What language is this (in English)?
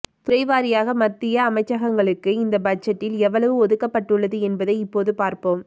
Tamil